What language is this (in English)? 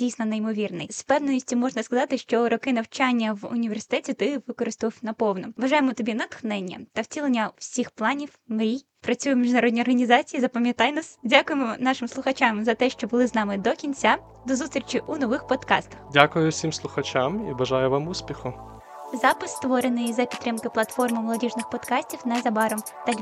Ukrainian